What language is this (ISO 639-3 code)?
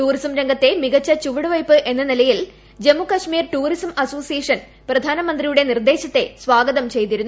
mal